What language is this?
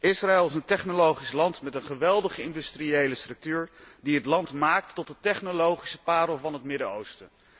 Dutch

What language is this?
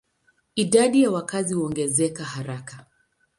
Swahili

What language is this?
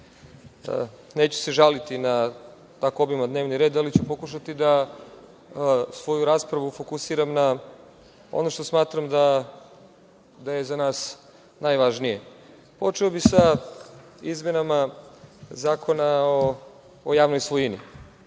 Serbian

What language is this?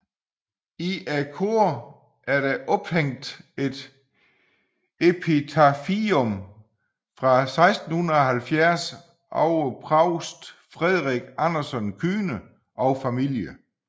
Danish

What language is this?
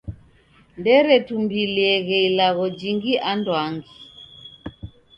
Taita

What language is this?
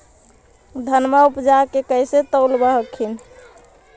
Magahi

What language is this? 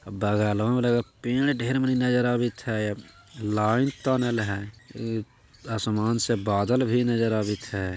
Magahi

